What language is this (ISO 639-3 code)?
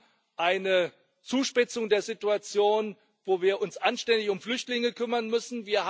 deu